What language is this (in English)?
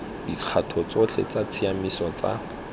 Tswana